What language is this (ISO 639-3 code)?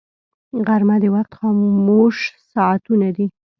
pus